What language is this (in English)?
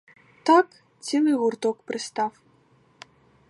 Ukrainian